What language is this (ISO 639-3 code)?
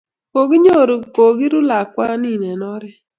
kln